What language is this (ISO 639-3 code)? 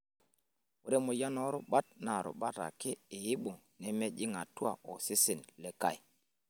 mas